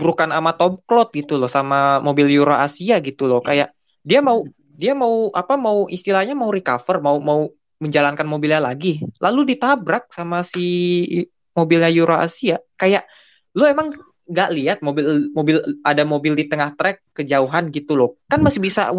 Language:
Indonesian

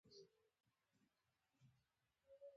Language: Pashto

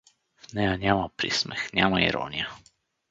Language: Bulgarian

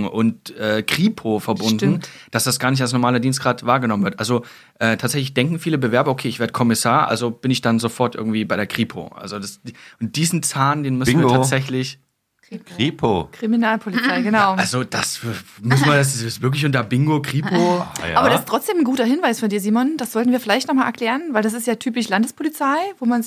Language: German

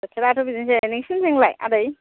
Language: Bodo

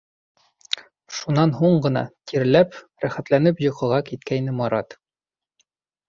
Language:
Bashkir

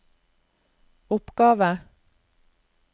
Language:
Norwegian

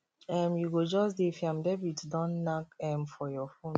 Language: Nigerian Pidgin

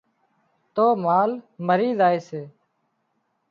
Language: Wadiyara Koli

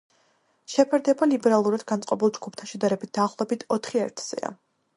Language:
Georgian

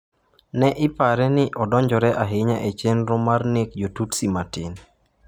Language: Luo (Kenya and Tanzania)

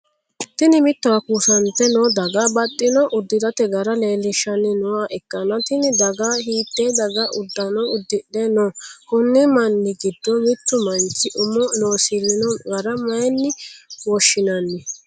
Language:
Sidamo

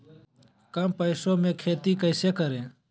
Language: Magahi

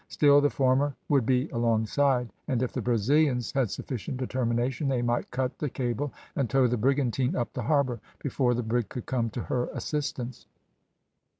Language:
English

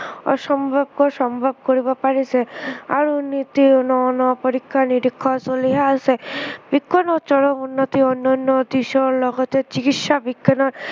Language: Assamese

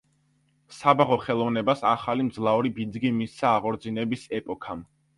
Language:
Georgian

